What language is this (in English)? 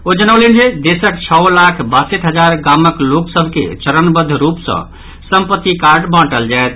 Maithili